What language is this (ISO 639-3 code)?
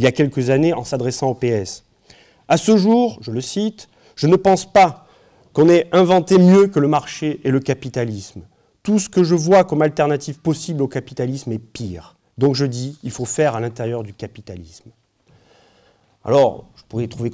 fra